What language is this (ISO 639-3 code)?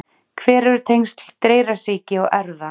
isl